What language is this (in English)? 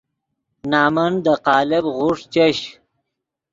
Yidgha